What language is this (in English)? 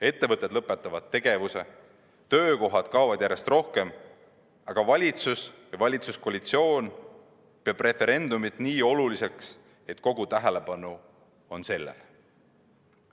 Estonian